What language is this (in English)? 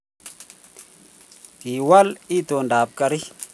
Kalenjin